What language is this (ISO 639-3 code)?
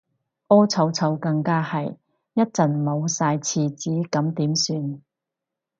yue